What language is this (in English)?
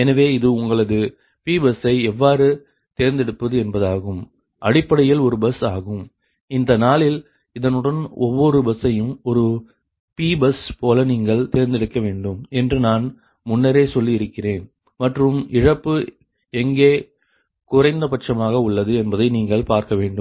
Tamil